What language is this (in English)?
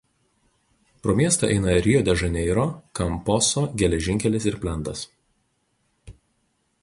Lithuanian